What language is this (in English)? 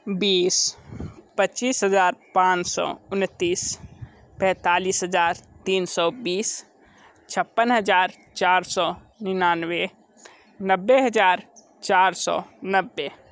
Hindi